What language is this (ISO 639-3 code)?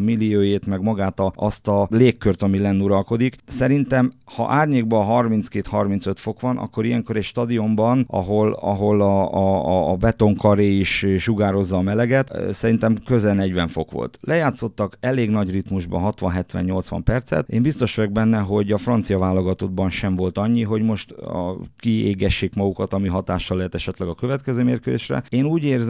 hun